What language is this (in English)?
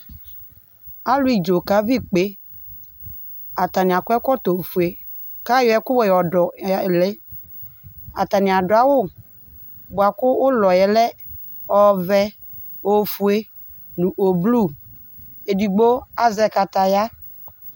Ikposo